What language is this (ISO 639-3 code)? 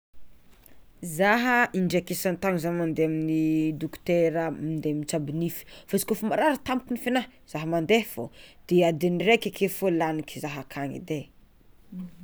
xmw